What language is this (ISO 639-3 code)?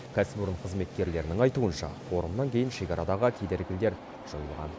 kaz